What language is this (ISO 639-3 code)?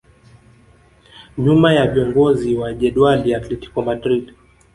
swa